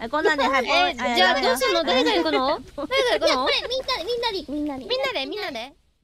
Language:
Japanese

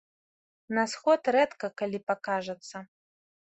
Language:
Belarusian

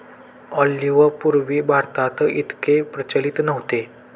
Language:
Marathi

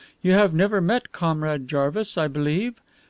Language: English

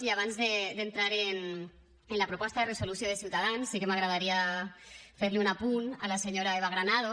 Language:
Catalan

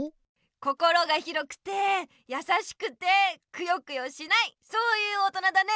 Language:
Japanese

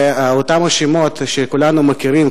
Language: Hebrew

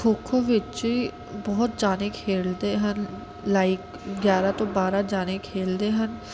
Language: Punjabi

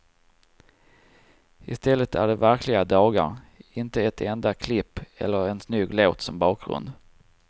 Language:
Swedish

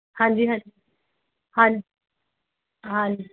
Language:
Punjabi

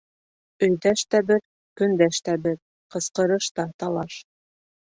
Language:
Bashkir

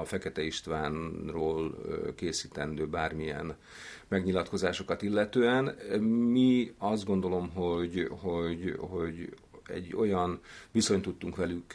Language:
Hungarian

